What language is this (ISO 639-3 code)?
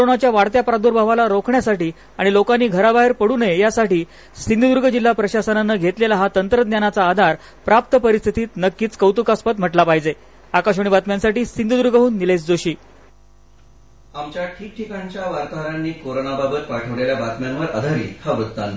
mar